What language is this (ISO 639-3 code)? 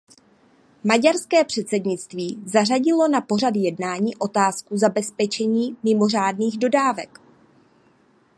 ces